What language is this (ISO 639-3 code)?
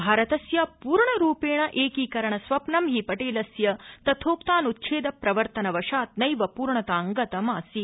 san